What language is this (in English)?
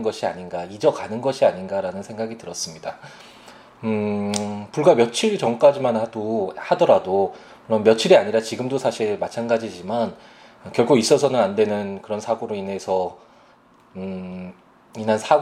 Korean